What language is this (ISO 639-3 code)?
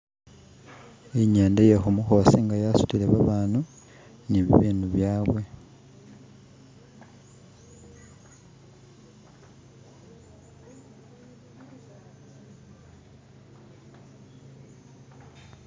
myx